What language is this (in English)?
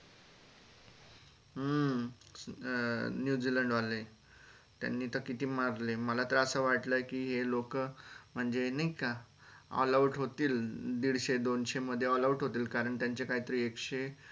Marathi